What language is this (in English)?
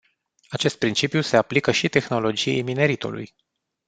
Romanian